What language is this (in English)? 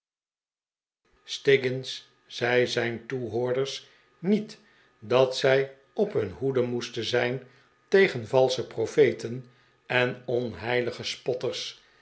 Dutch